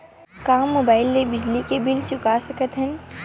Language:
Chhattisgarhi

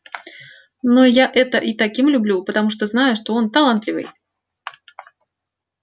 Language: Russian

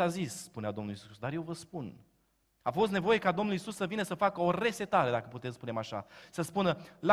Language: Romanian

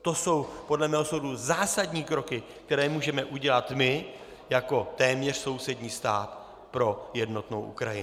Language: Czech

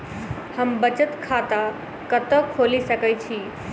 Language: Maithili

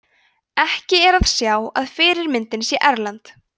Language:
Icelandic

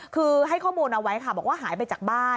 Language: Thai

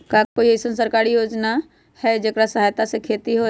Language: Magahi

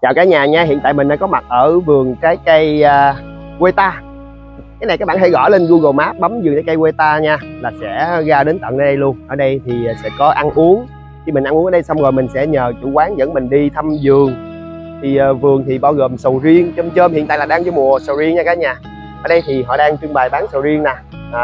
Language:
Vietnamese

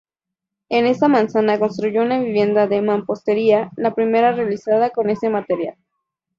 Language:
Spanish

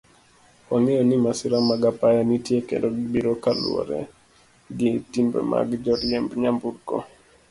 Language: Luo (Kenya and Tanzania)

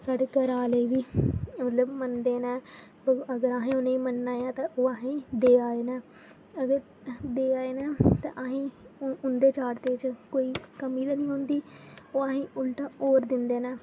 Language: Dogri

